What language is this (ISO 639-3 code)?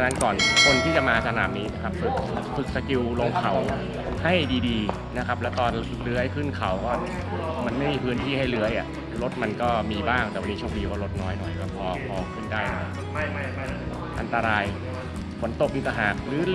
tha